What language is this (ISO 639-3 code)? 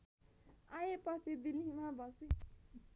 nep